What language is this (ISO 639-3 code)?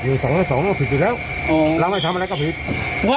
tha